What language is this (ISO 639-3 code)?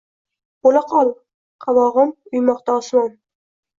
uzb